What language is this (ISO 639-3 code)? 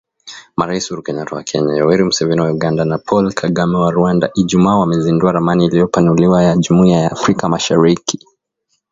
swa